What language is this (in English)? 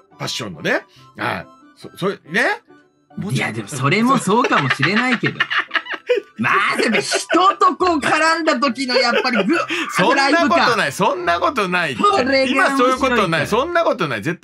Japanese